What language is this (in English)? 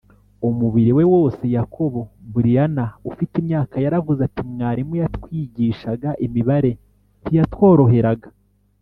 Kinyarwanda